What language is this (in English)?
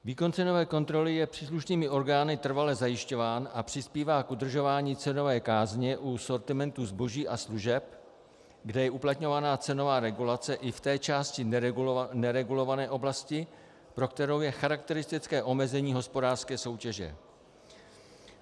Czech